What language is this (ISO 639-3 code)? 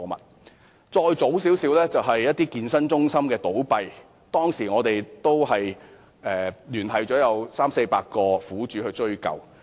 yue